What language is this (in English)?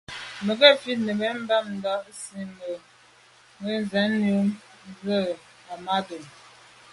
Medumba